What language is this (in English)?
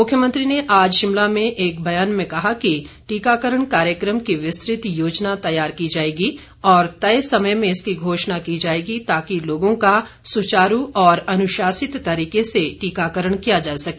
Hindi